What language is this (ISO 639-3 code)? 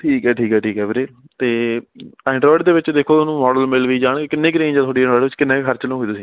pan